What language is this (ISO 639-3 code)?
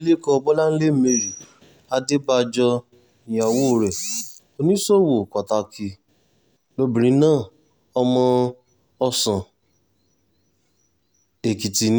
yor